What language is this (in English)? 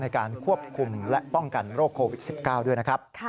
Thai